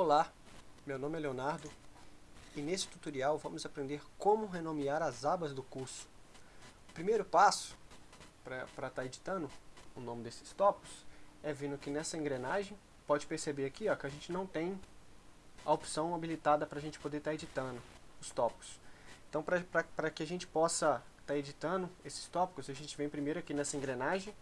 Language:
Portuguese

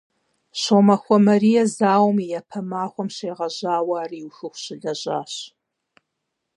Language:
Kabardian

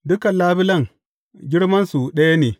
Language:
Hausa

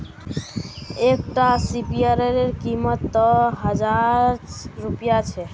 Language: Magahi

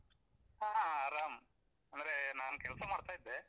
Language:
Kannada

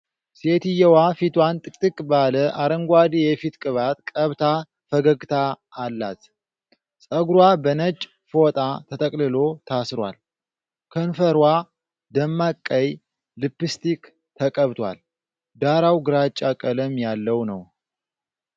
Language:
Amharic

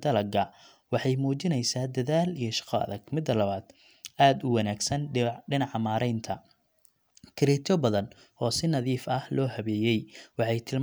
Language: Somali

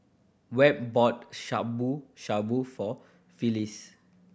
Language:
English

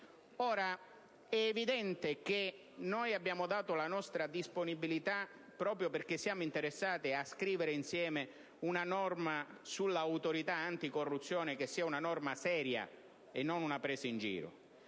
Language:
Italian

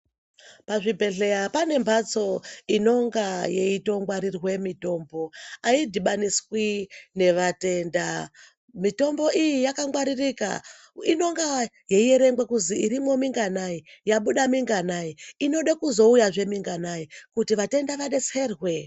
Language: Ndau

